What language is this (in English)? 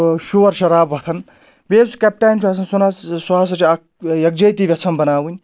Kashmiri